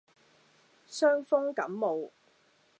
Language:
Cantonese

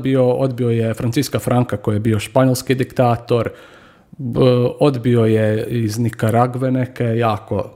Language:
Croatian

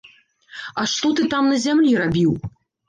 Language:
Belarusian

